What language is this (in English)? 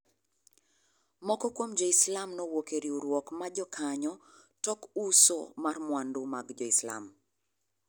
Luo (Kenya and Tanzania)